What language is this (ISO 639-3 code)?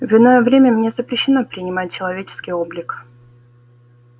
rus